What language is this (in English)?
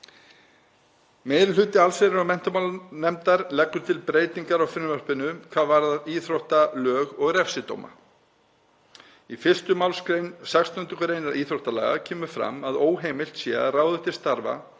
Icelandic